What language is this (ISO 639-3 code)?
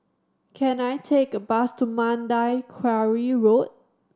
eng